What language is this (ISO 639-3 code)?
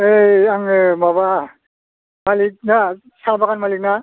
brx